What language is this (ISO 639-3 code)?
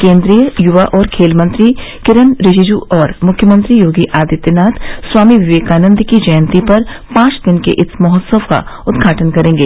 hin